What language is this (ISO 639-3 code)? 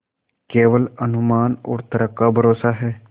hin